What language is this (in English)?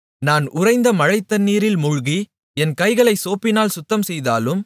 Tamil